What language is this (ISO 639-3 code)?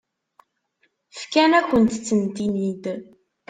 kab